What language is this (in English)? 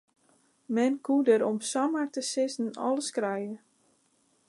Western Frisian